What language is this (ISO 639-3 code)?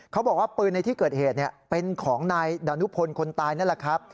tha